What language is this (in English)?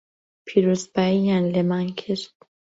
Central Kurdish